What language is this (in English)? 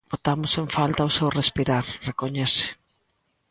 Galician